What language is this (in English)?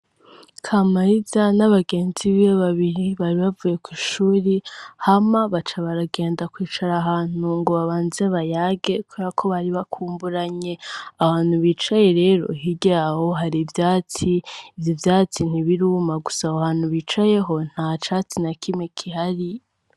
Rundi